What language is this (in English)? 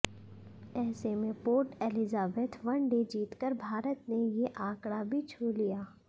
Hindi